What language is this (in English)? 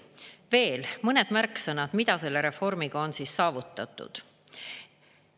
Estonian